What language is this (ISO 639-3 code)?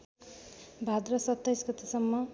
nep